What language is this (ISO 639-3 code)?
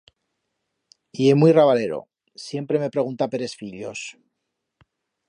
arg